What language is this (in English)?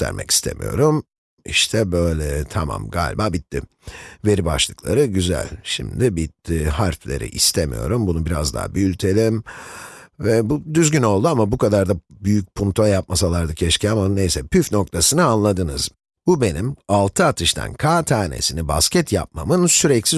Turkish